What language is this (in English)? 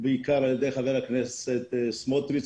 Hebrew